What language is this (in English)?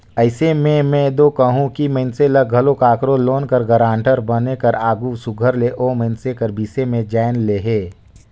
Chhattisgarhi